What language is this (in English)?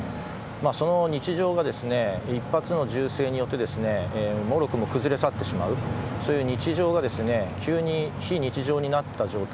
Japanese